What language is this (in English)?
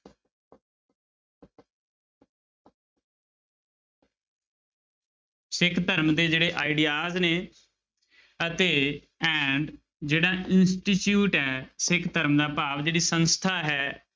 Punjabi